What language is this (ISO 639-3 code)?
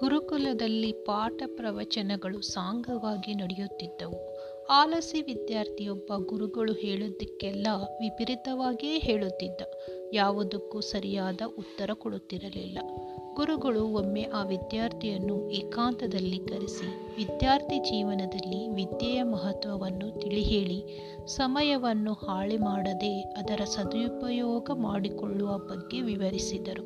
kan